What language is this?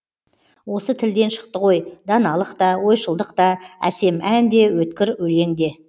Kazakh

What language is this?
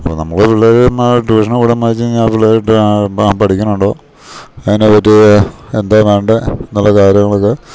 Malayalam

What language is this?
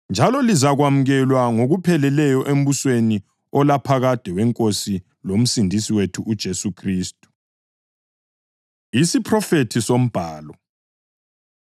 North Ndebele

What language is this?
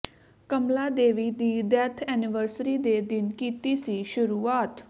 Punjabi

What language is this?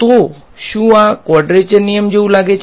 Gujarati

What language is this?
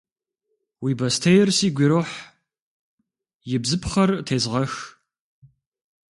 Kabardian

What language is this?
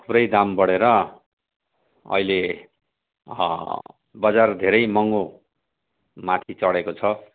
Nepali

